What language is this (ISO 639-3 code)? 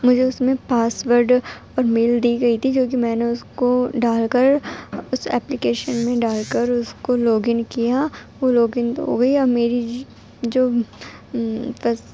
urd